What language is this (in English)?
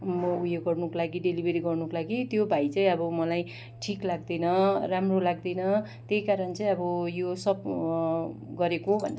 Nepali